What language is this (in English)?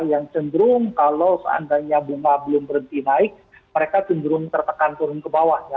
Indonesian